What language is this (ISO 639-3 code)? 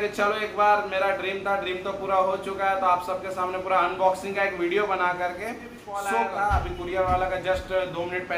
hin